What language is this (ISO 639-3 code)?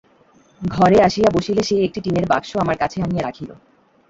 ben